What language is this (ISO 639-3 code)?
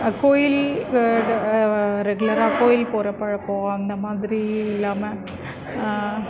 tam